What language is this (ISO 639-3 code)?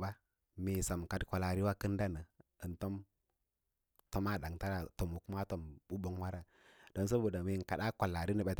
lla